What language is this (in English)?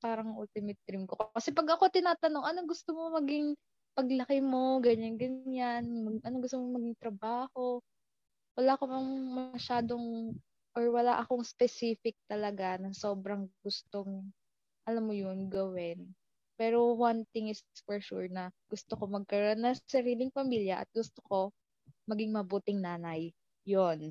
Filipino